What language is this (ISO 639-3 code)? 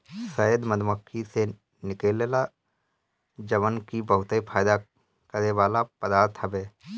bho